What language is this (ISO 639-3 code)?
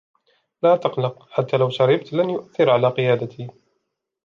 ara